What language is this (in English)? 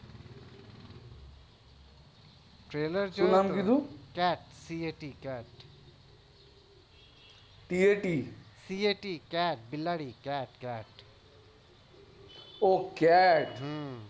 Gujarati